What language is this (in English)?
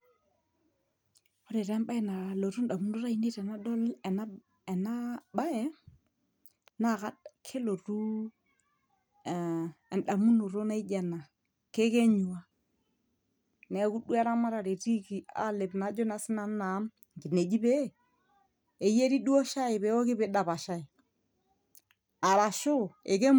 Masai